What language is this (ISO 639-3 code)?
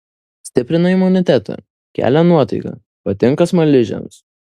lit